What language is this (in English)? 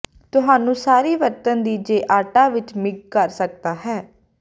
Punjabi